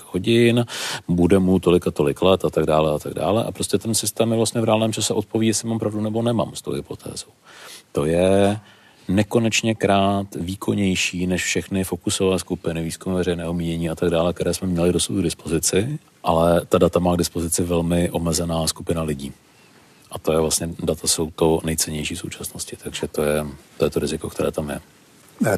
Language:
Czech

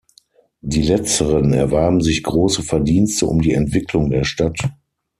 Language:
German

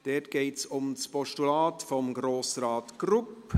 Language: Swiss German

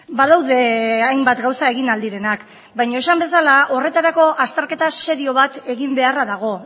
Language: Basque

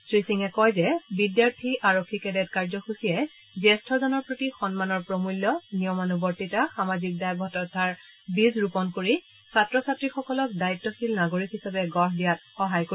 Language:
Assamese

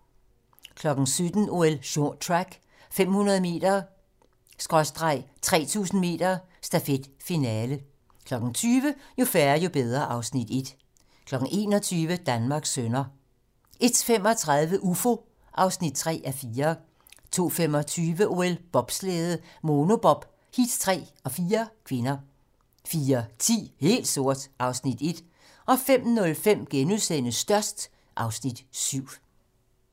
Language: Danish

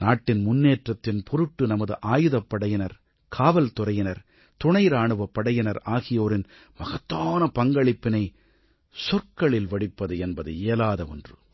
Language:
Tamil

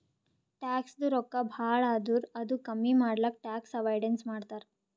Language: Kannada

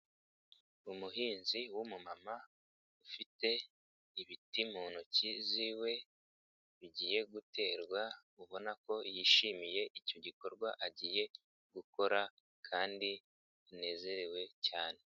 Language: Kinyarwanda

